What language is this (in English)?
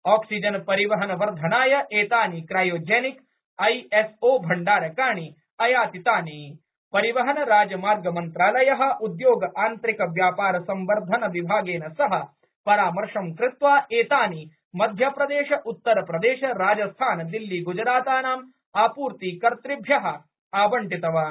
Sanskrit